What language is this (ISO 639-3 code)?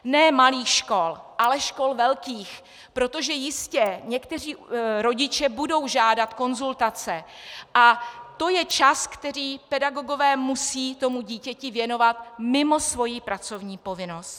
ces